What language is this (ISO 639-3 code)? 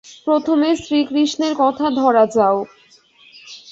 ben